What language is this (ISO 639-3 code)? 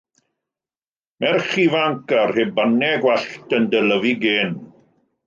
cym